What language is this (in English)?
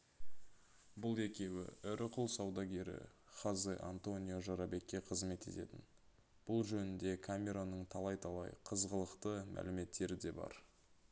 Kazakh